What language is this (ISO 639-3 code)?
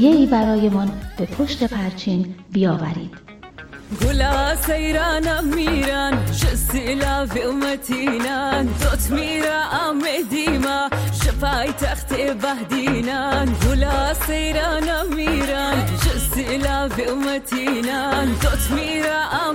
fas